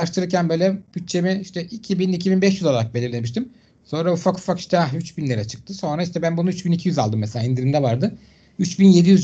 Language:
Turkish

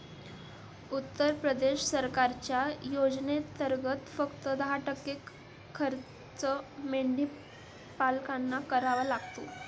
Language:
Marathi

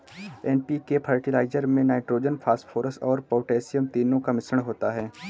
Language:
Hindi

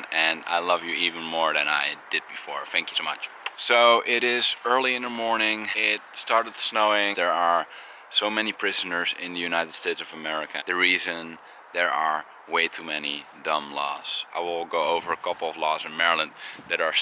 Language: English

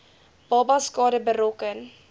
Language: Afrikaans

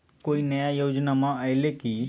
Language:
Magahi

